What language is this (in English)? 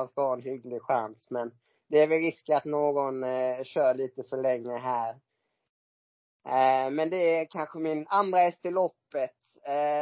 Swedish